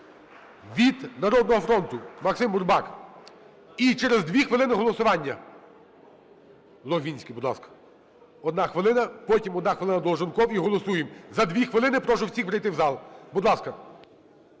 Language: Ukrainian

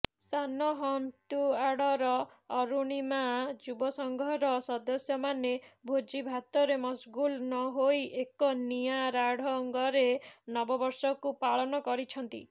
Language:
Odia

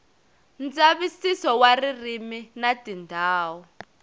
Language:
Tsonga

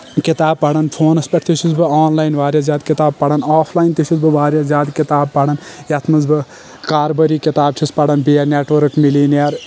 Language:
Kashmiri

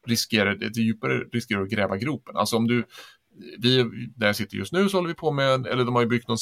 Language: Swedish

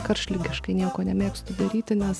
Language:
Lithuanian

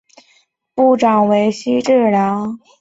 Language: Chinese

